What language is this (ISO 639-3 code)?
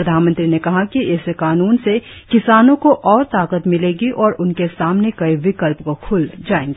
hin